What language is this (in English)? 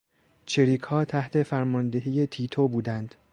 Persian